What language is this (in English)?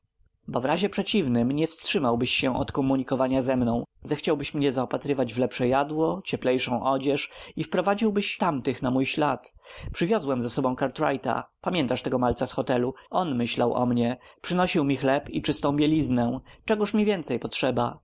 Polish